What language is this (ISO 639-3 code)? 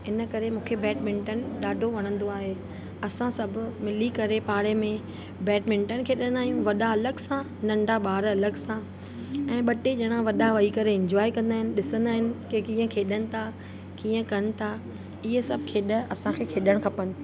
snd